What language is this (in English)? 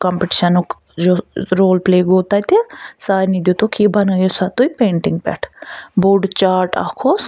Kashmiri